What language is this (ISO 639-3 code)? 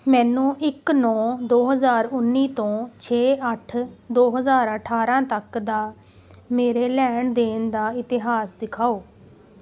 pan